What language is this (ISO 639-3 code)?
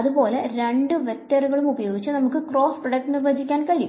mal